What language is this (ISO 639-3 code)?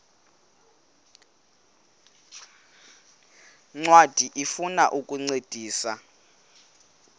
xho